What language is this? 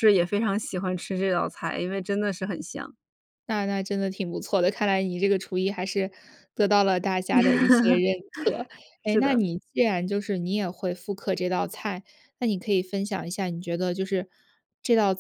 Chinese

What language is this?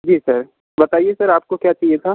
Hindi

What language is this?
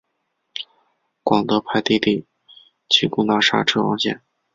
Chinese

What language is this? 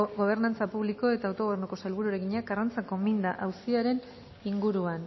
Basque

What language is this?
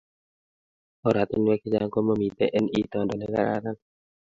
Kalenjin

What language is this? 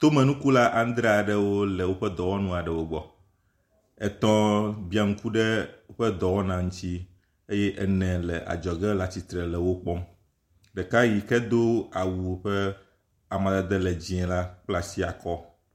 Ewe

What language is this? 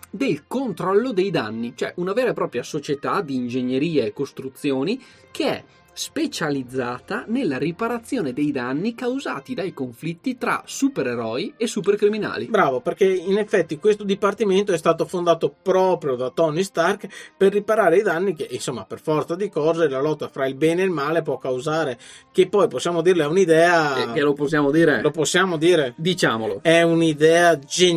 Italian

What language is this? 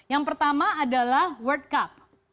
Indonesian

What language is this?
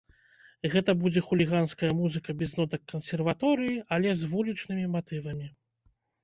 Belarusian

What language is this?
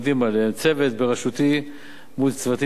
Hebrew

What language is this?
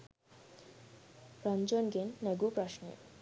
Sinhala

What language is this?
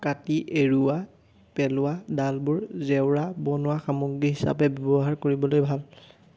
Assamese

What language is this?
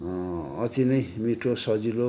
Nepali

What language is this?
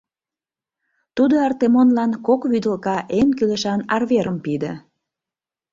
Mari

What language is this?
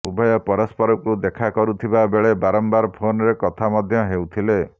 Odia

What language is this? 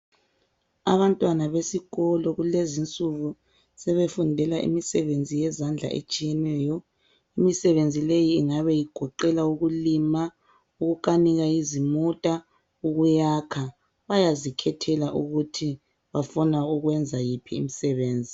North Ndebele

